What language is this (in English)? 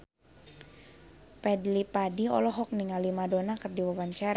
Sundanese